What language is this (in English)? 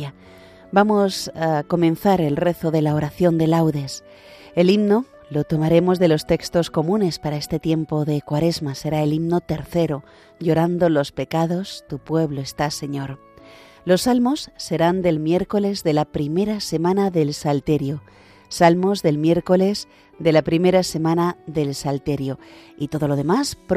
Spanish